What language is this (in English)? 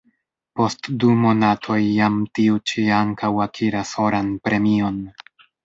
Esperanto